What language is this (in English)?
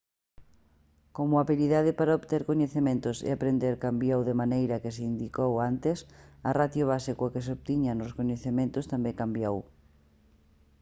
Galician